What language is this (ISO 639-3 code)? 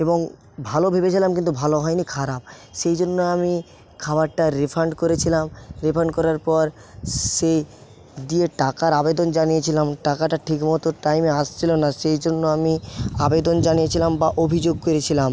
ben